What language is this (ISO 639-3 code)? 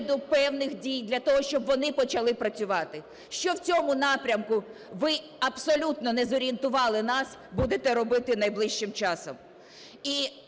ukr